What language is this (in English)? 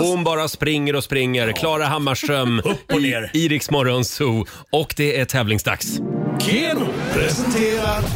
Swedish